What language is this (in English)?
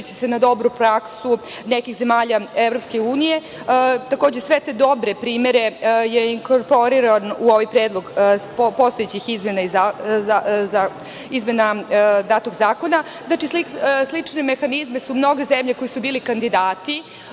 Serbian